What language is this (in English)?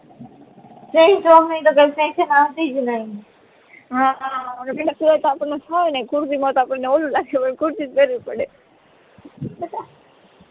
Gujarati